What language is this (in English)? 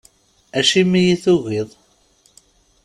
Kabyle